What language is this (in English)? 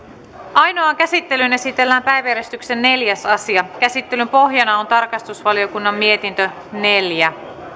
Finnish